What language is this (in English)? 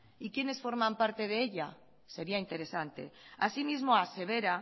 Spanish